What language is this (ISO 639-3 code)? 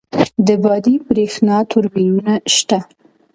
pus